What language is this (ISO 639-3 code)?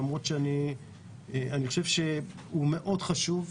heb